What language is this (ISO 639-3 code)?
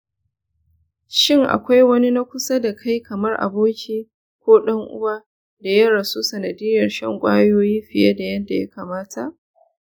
hau